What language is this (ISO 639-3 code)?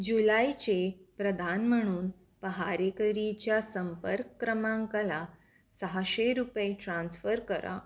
mar